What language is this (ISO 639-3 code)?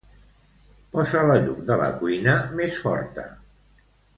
cat